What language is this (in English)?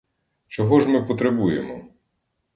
Ukrainian